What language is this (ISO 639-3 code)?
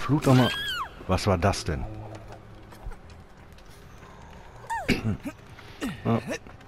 deu